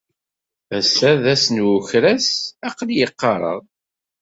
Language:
Kabyle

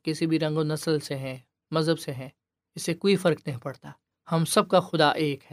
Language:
Urdu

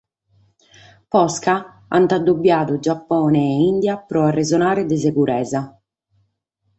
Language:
Sardinian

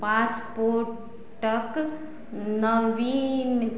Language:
Maithili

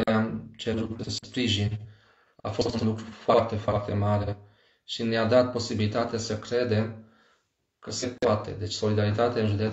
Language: Romanian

